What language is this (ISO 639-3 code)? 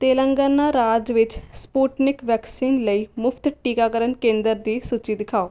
pan